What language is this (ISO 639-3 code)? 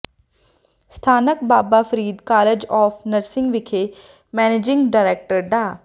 pan